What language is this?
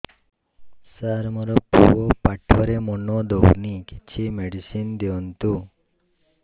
Odia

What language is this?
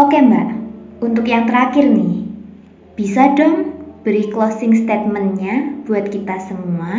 Indonesian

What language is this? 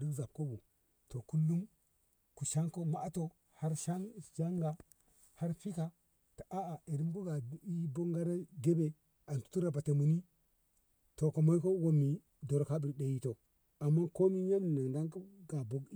Ngamo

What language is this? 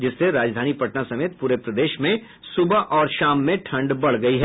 Hindi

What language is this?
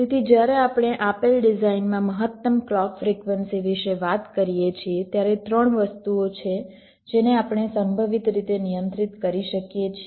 Gujarati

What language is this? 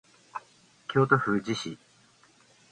Japanese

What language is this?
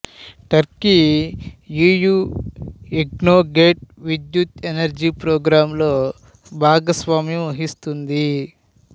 Telugu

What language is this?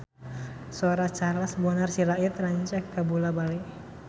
Sundanese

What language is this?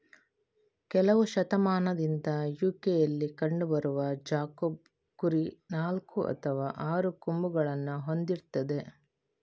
Kannada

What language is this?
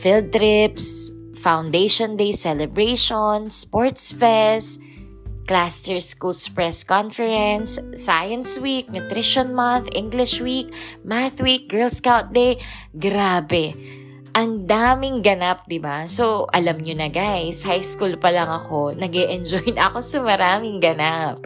Filipino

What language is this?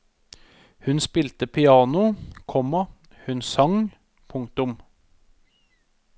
Norwegian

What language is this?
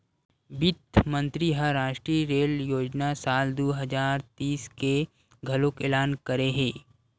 Chhattisgarhi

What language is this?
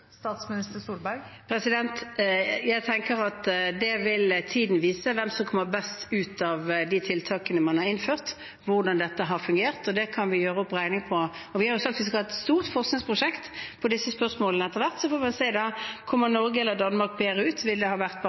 Norwegian Bokmål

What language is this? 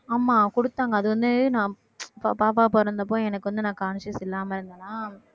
Tamil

